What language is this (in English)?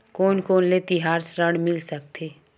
Chhattisgarhi